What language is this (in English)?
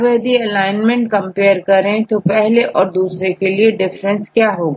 Hindi